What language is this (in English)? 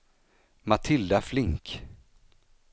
Swedish